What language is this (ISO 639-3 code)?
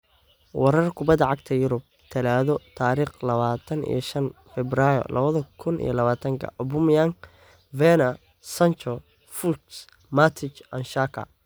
som